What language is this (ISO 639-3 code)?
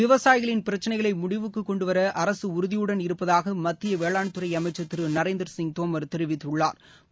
tam